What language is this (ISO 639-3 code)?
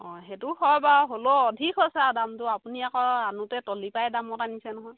asm